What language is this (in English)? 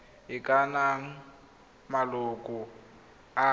Tswana